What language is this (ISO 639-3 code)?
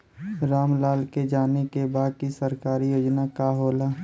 bho